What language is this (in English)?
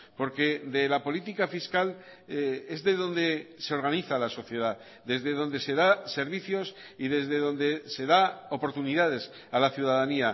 Spanish